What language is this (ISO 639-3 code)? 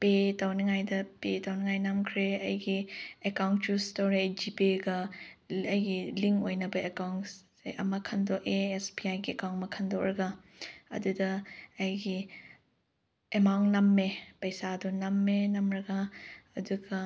mni